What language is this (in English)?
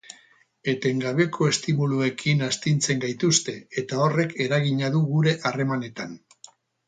Basque